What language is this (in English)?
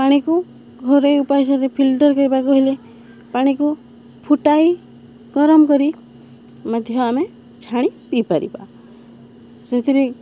Odia